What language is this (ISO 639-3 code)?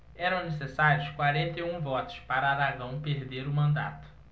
por